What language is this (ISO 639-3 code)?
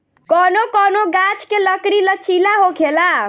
bho